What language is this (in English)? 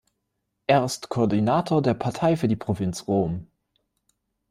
German